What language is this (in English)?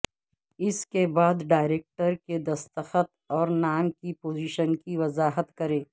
Urdu